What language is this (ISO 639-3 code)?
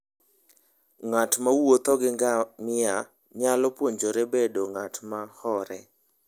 luo